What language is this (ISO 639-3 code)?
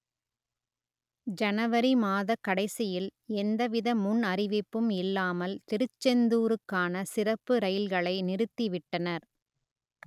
tam